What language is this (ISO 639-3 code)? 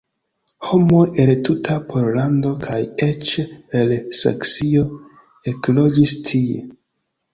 epo